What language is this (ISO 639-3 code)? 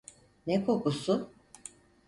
tur